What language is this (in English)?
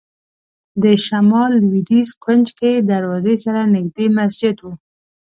Pashto